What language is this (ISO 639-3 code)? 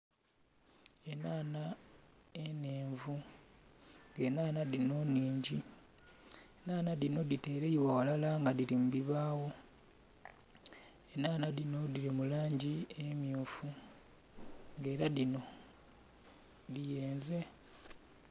xog